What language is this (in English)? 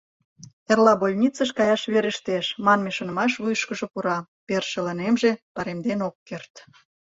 Mari